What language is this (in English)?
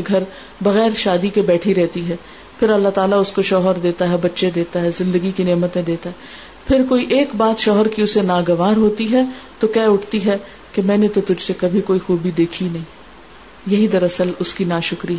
Urdu